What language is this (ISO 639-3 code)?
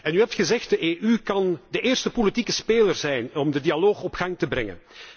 nld